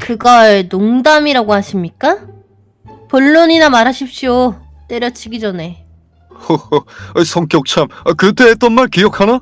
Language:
Korean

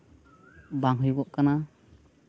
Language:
Santali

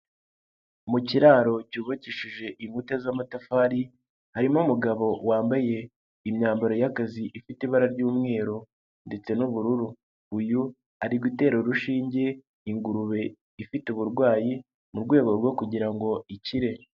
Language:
Kinyarwanda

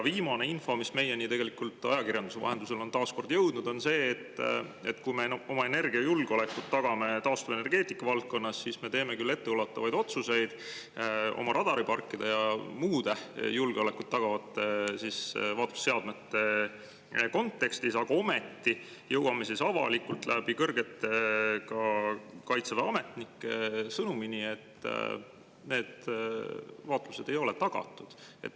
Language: Estonian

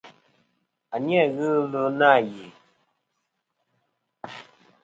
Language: Kom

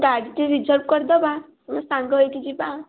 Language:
Odia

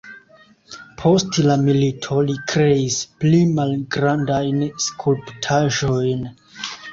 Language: Esperanto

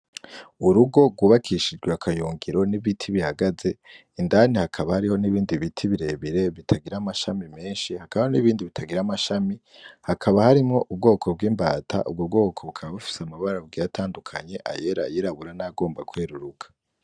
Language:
Rundi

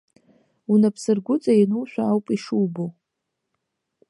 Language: Abkhazian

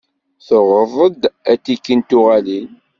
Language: Kabyle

